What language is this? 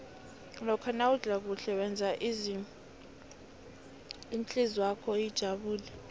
South Ndebele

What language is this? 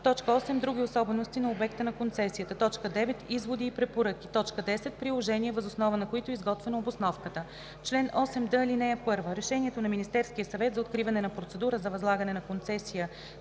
Bulgarian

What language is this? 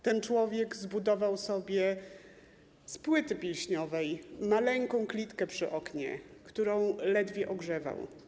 Polish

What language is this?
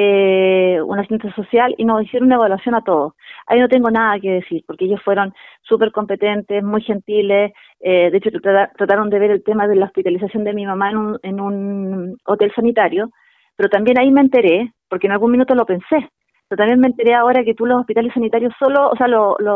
Spanish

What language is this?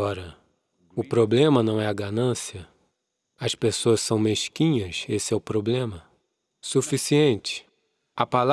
Portuguese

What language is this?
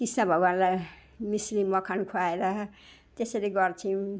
Nepali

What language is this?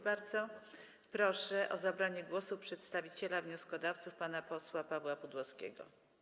Polish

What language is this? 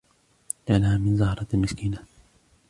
Arabic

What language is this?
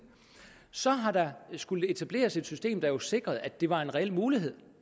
Danish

